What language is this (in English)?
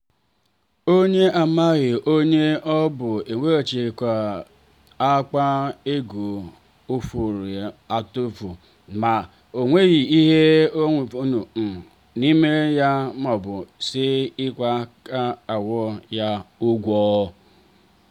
Igbo